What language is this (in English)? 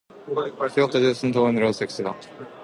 Norwegian Bokmål